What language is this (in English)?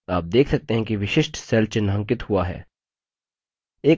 Hindi